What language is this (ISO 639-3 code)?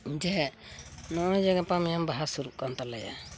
sat